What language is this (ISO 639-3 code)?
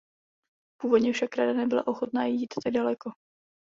ces